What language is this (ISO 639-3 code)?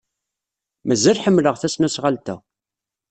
kab